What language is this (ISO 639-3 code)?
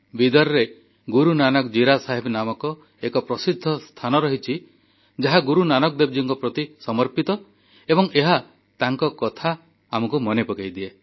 ori